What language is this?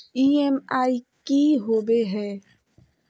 Magahi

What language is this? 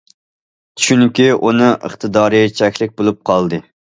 Uyghur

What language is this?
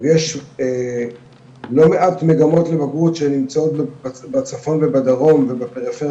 Hebrew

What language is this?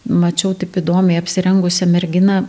Lithuanian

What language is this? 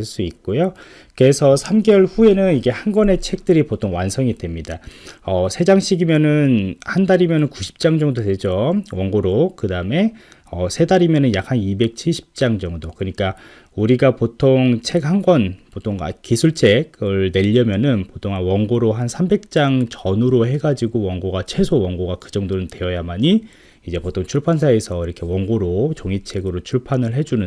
Korean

